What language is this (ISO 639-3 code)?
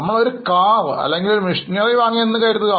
mal